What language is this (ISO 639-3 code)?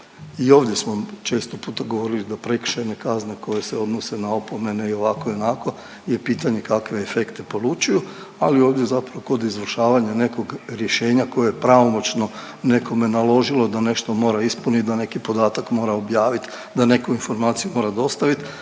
hrv